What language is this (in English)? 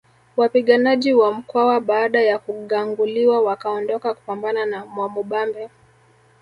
Swahili